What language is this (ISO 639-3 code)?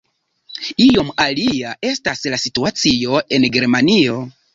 epo